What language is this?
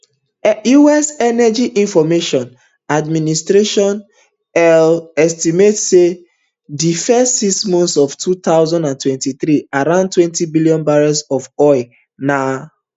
Nigerian Pidgin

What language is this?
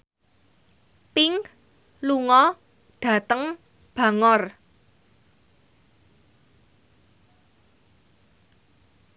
Javanese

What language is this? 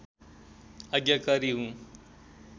Nepali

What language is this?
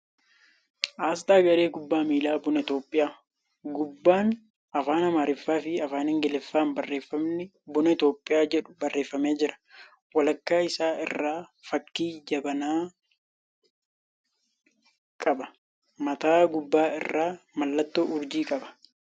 Oromo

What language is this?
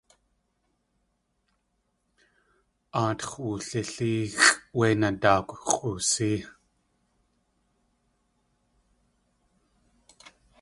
Tlingit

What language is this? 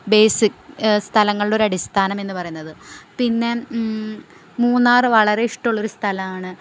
Malayalam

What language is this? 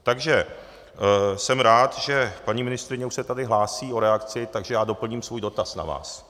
Czech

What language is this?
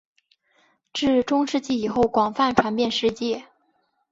Chinese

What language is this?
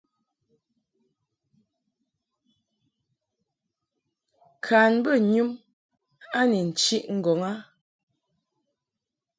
Mungaka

